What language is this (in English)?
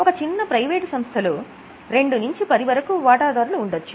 Telugu